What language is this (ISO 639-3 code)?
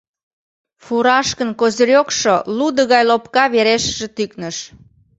chm